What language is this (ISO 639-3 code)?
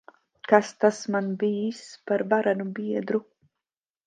lav